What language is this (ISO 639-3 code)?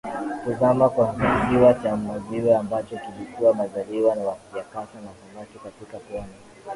swa